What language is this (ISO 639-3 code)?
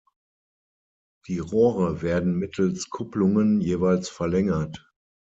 deu